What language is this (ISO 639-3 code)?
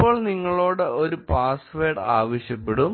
mal